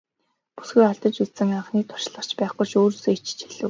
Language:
Mongolian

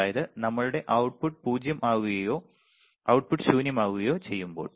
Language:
Malayalam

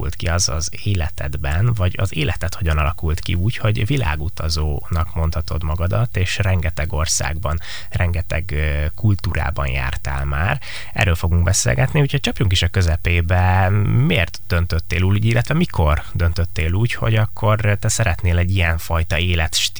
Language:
Hungarian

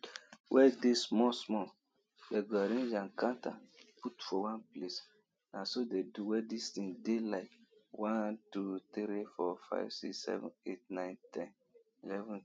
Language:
Nigerian Pidgin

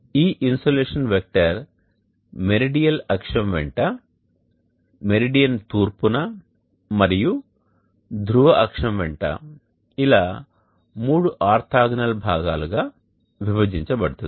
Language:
Telugu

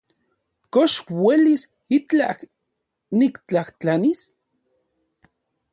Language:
Central Puebla Nahuatl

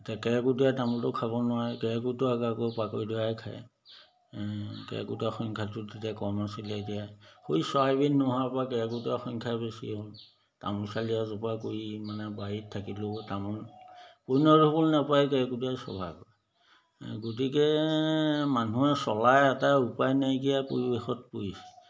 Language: Assamese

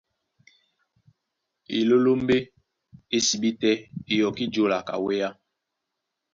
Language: Duala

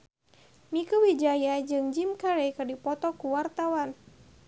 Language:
Sundanese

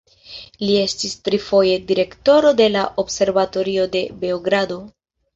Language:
Esperanto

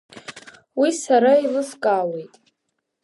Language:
Abkhazian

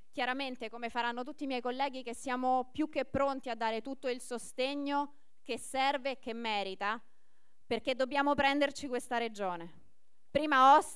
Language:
Italian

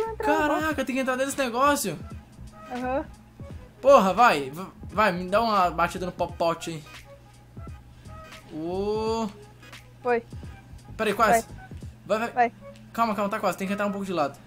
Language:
Portuguese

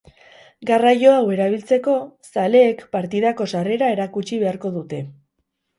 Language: Basque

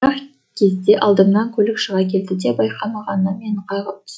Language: Kazakh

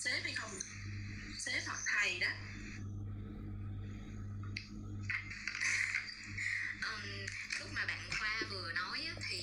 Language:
Vietnamese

